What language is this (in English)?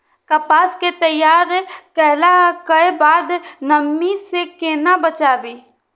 Maithili